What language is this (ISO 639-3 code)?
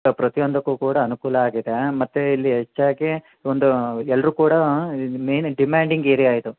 kan